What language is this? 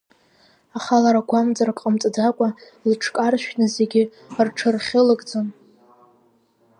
Abkhazian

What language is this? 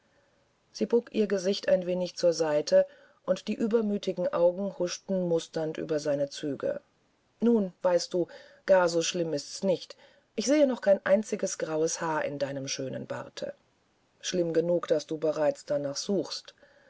German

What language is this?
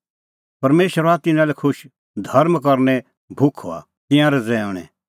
Kullu Pahari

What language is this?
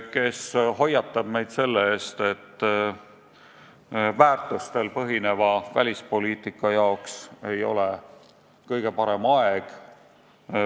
Estonian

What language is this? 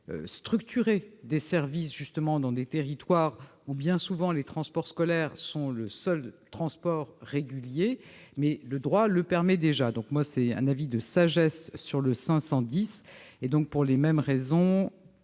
French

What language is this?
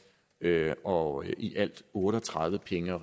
Danish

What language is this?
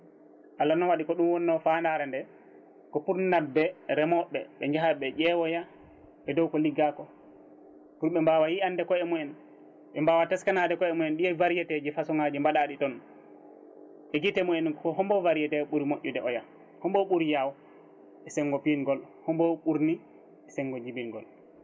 Fula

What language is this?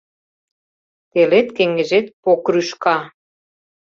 Mari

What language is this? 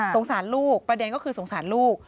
Thai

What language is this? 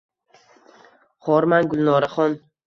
Uzbek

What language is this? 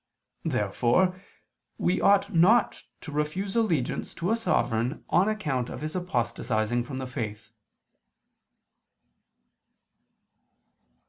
English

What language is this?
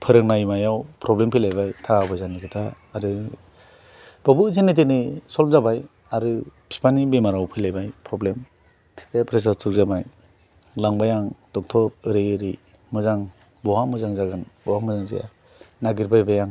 Bodo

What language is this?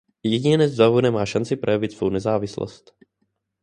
Czech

